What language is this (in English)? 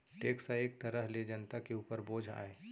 Chhattisgarhi